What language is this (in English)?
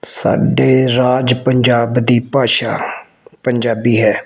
Punjabi